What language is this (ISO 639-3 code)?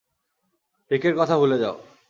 ben